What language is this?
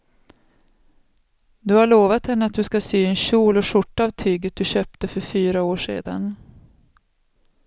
Swedish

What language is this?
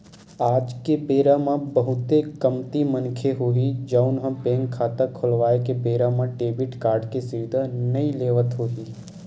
Chhattisgarhi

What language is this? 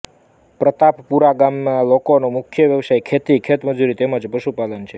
Gujarati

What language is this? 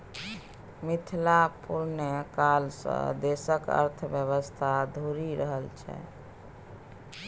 Maithili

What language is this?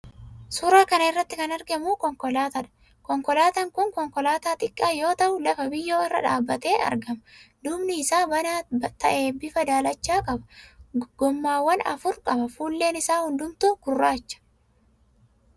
Oromo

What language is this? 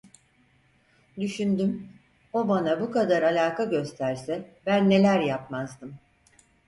Turkish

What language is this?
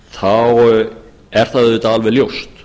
Icelandic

